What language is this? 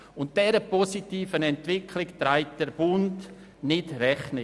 Swiss German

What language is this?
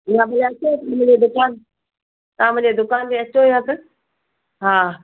Sindhi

